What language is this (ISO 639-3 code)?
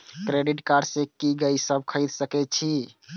mai